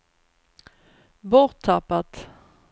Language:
Swedish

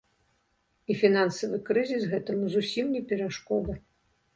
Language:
Belarusian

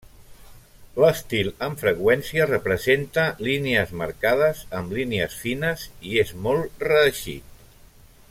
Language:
Catalan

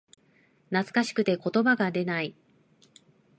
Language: Japanese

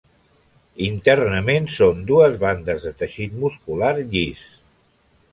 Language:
Catalan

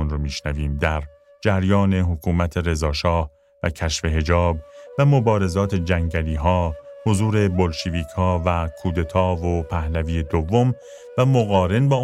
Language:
Persian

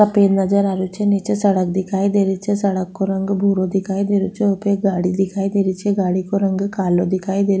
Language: Rajasthani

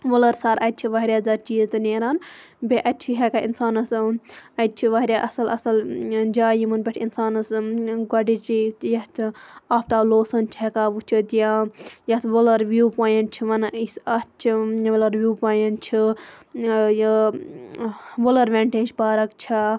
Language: Kashmiri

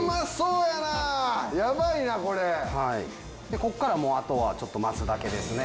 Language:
Japanese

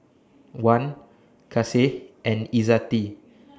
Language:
English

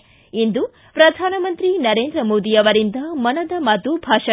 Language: Kannada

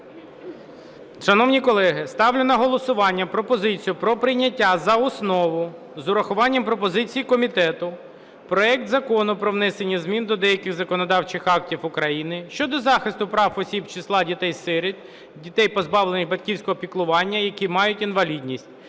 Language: Ukrainian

